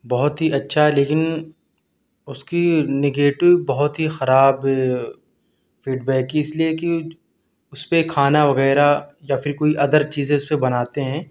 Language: Urdu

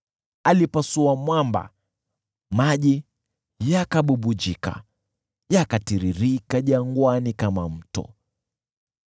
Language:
Swahili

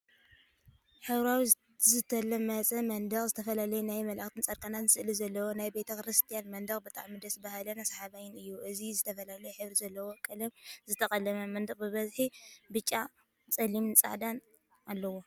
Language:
Tigrinya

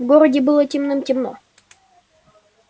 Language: Russian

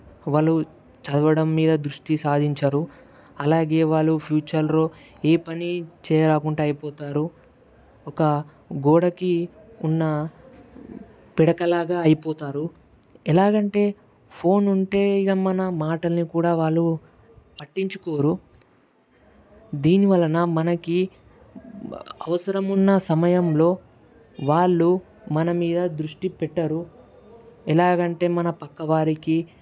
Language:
Telugu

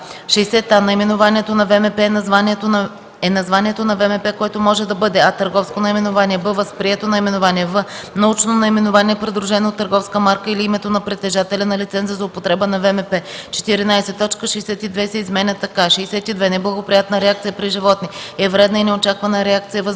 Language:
Bulgarian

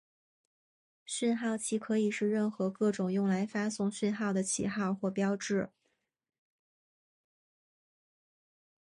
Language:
Chinese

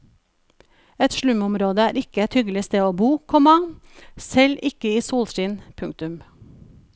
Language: Norwegian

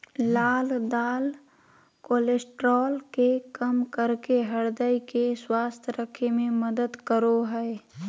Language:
Magahi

